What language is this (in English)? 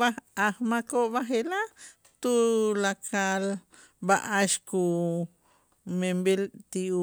Itzá